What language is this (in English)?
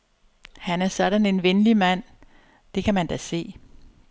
Danish